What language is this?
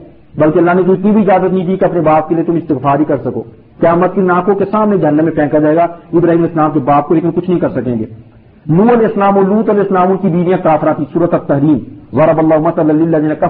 Urdu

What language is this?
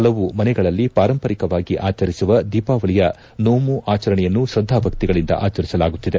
Kannada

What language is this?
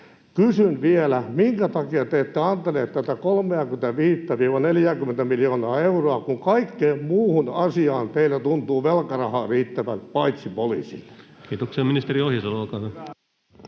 Finnish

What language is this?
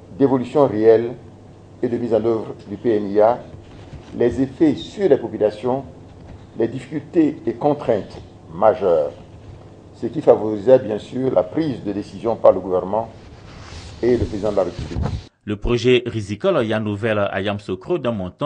French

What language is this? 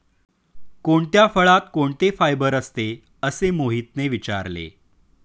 Marathi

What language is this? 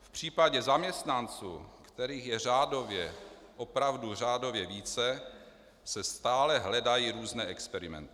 Czech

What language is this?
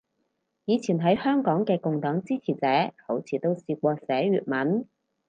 Cantonese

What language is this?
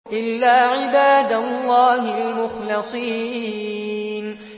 Arabic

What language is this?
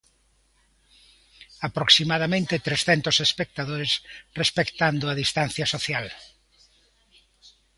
Galician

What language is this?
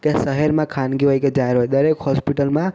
Gujarati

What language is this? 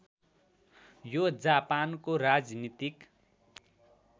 Nepali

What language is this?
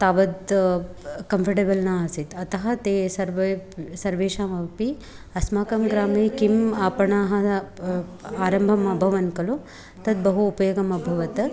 Sanskrit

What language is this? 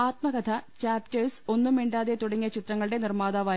Malayalam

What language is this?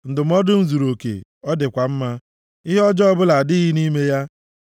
Igbo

